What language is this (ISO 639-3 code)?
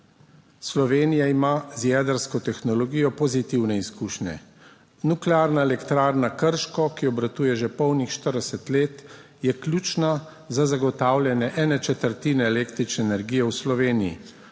slv